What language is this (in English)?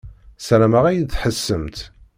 Kabyle